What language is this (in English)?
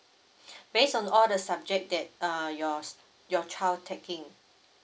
English